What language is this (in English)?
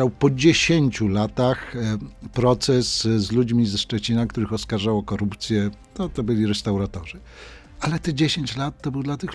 Polish